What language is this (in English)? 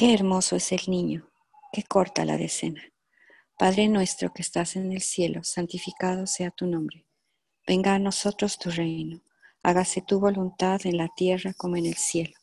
Spanish